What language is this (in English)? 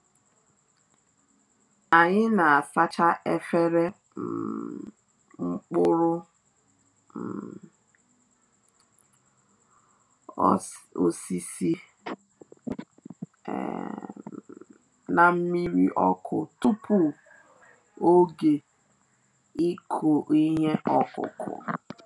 Igbo